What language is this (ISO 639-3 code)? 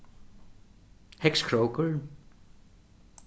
fao